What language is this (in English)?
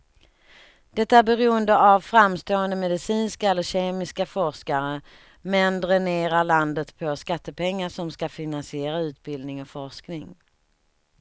Swedish